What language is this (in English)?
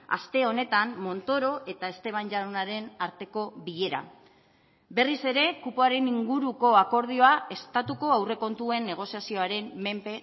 Basque